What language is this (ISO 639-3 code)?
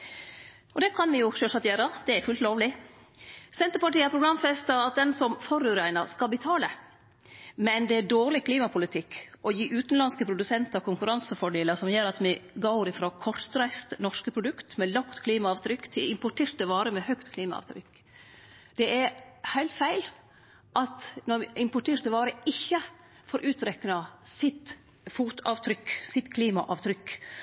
nno